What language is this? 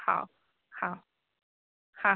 Odia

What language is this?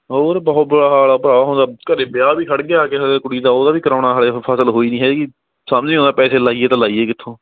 Punjabi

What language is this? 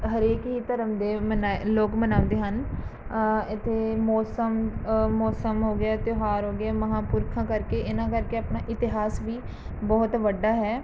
Punjabi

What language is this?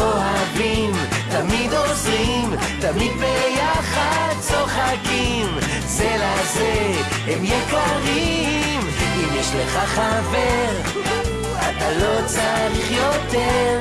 Hebrew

